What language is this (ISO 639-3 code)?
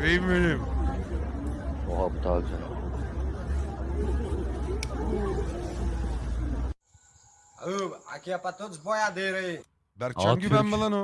tur